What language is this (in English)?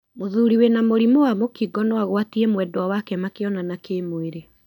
Kikuyu